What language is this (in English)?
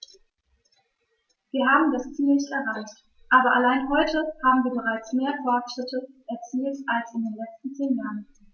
German